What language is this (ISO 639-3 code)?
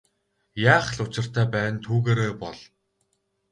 mon